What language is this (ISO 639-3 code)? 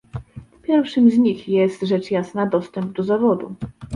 pol